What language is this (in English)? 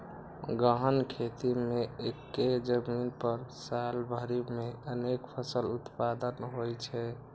Maithili